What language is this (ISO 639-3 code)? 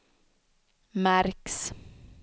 swe